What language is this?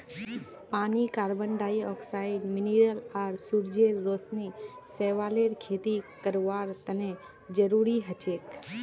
Magahi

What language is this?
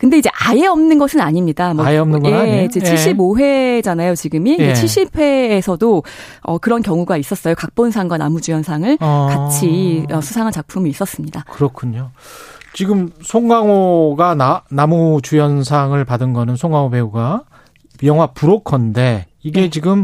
Korean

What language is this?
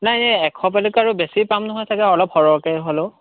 Assamese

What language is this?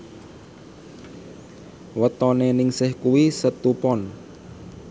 Javanese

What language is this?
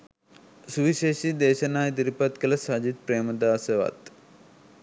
Sinhala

